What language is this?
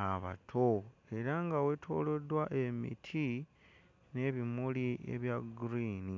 Ganda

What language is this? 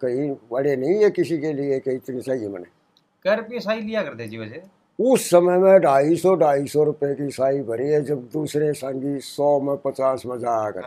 Hindi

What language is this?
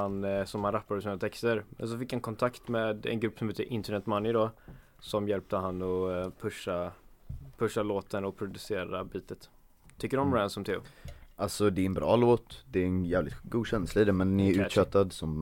Swedish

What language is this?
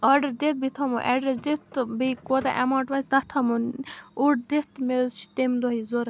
Kashmiri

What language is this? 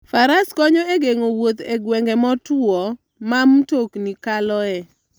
Luo (Kenya and Tanzania)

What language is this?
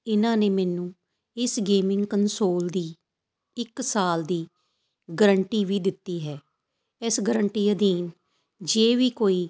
Punjabi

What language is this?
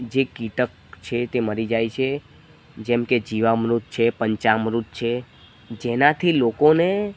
Gujarati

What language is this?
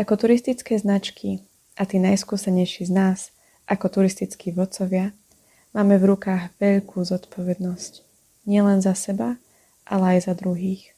Slovak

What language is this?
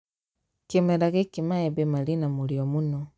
Kikuyu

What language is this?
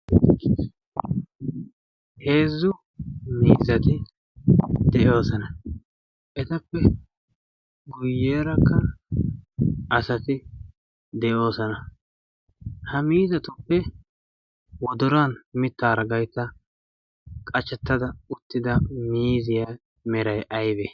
Wolaytta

